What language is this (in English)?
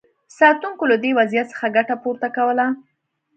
Pashto